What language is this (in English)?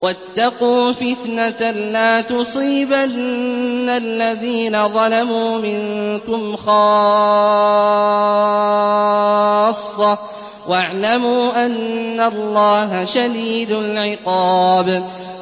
Arabic